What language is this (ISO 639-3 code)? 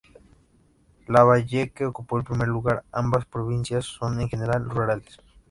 spa